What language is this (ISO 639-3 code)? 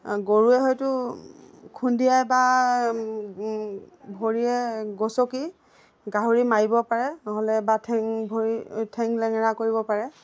asm